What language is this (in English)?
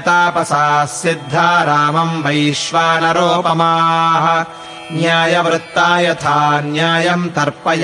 Kannada